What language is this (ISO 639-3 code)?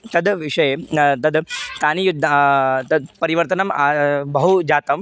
san